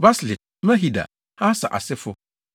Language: Akan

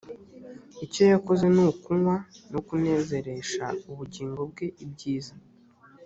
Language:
Kinyarwanda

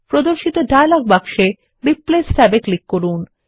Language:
Bangla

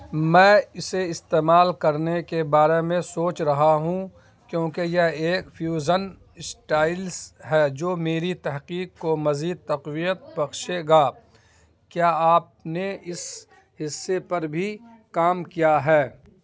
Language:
Urdu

